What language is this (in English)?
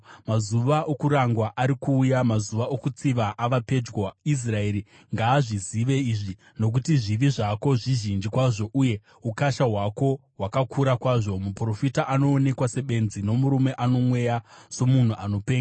Shona